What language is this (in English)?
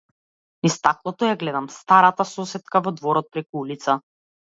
Macedonian